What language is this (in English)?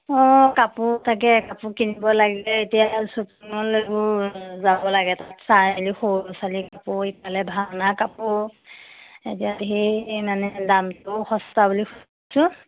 Assamese